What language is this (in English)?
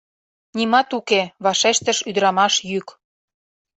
Mari